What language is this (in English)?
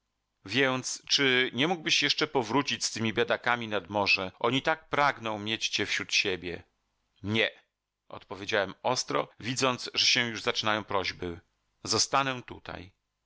Polish